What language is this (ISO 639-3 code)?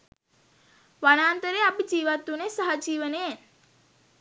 sin